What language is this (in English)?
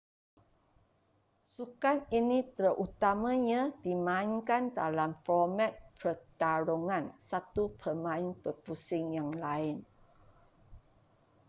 Malay